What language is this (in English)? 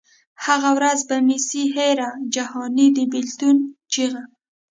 Pashto